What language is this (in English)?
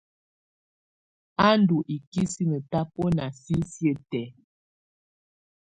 Tunen